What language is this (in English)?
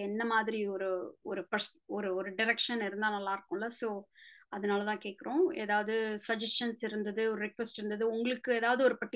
Tamil